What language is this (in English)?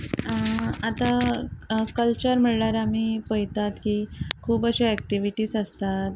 Konkani